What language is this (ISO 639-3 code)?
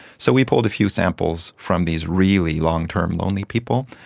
eng